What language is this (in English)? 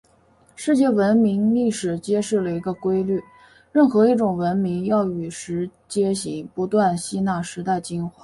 Chinese